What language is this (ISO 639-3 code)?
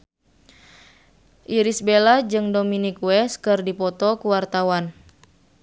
sun